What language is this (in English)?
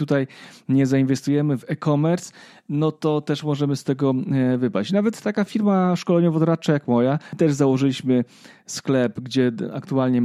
Polish